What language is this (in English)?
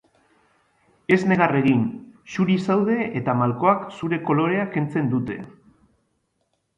Basque